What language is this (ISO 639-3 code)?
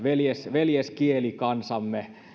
fin